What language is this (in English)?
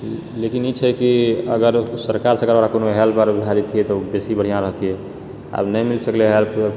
Maithili